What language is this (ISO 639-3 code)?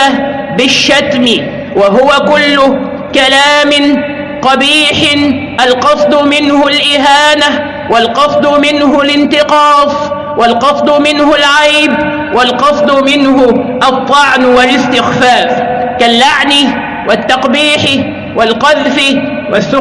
ara